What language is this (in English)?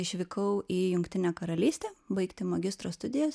Lithuanian